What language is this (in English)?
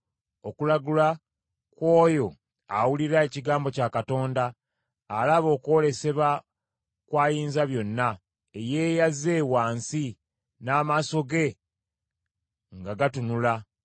Ganda